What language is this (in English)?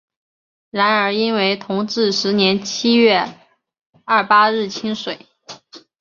Chinese